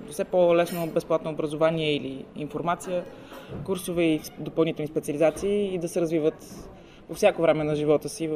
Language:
Bulgarian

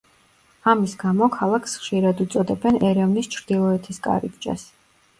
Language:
Georgian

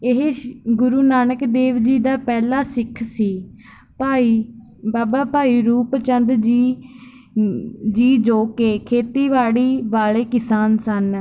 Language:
Punjabi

